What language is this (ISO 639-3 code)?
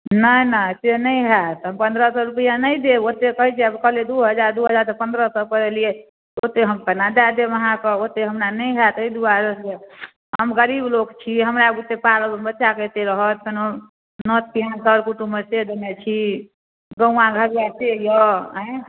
mai